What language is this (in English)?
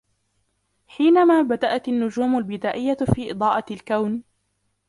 Arabic